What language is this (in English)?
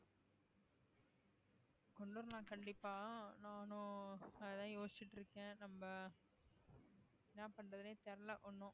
Tamil